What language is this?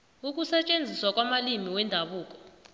South Ndebele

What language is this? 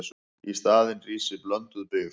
Icelandic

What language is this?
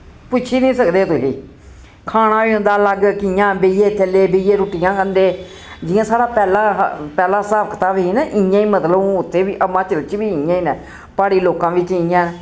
Dogri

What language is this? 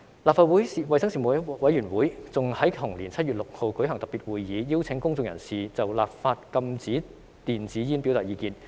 Cantonese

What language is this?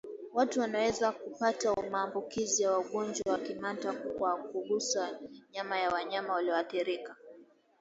Swahili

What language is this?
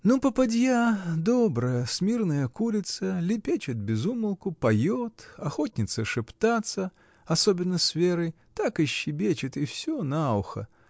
Russian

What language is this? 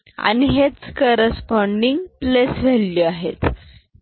Marathi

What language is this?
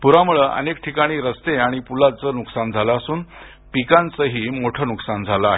Marathi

